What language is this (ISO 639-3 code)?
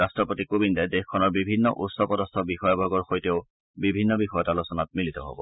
asm